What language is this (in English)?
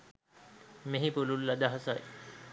Sinhala